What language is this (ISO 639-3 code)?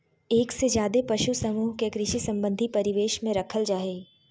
mag